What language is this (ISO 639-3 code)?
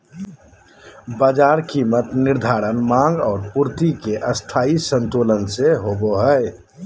mag